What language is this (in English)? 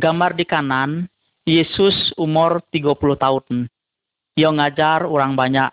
Malay